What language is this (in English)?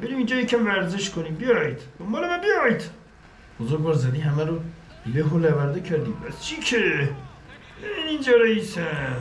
Persian